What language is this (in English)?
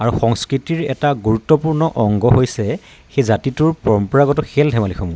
Assamese